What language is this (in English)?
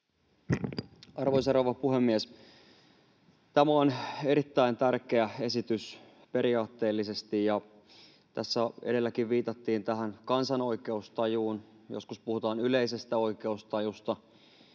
Finnish